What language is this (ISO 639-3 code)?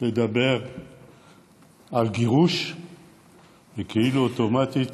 heb